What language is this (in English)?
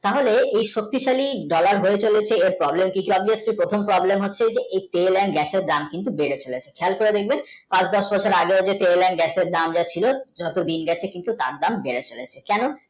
Bangla